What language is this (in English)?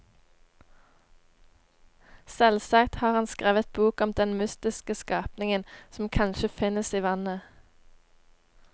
Norwegian